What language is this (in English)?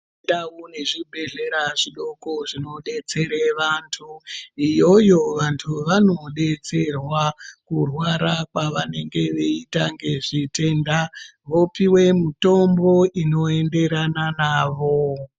Ndau